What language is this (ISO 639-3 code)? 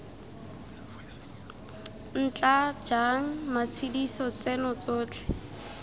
tsn